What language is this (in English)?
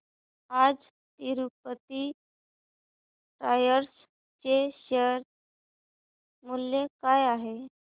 Marathi